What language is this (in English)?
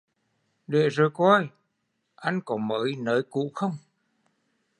Vietnamese